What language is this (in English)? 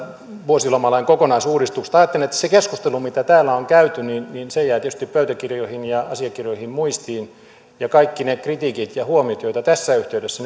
Finnish